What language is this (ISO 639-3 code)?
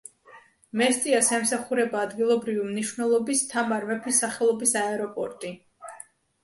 kat